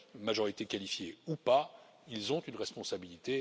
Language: French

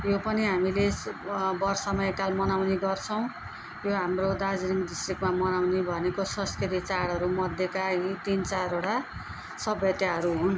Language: Nepali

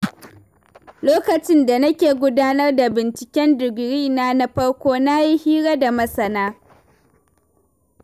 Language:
Hausa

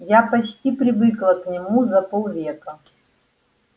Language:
Russian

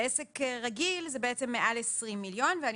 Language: Hebrew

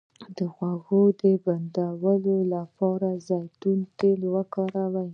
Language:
Pashto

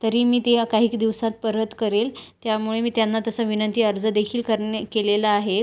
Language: Marathi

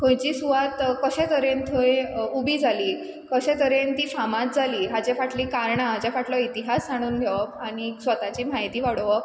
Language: Konkani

